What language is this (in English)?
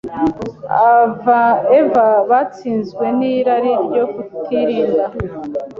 Kinyarwanda